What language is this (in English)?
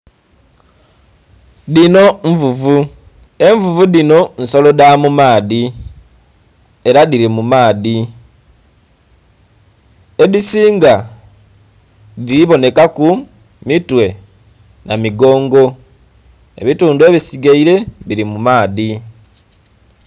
Soga